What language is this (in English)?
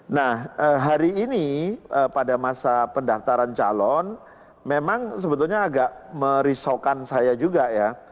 Indonesian